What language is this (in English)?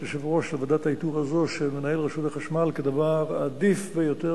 Hebrew